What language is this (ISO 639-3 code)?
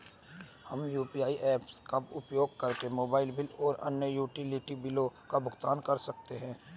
hin